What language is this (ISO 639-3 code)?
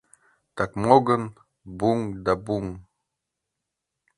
chm